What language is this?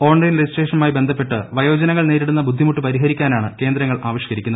Malayalam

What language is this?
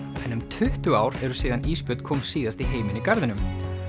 Icelandic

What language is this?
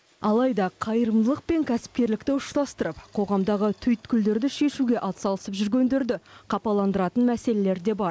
Kazakh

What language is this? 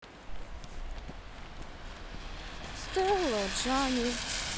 Russian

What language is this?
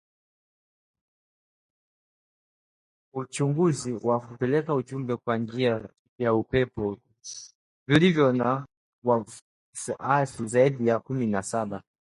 Swahili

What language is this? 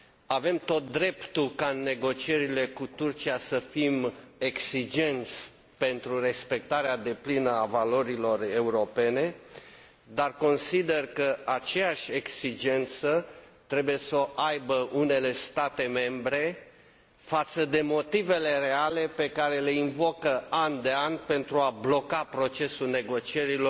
Romanian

